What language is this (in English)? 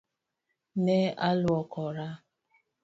Luo (Kenya and Tanzania)